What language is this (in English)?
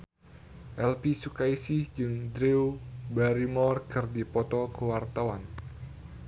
Sundanese